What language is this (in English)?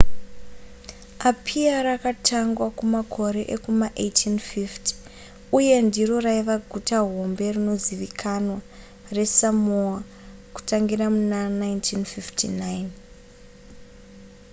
Shona